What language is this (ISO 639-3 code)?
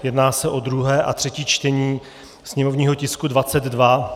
ces